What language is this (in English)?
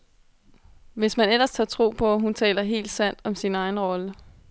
Danish